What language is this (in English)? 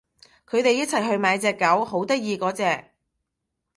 Cantonese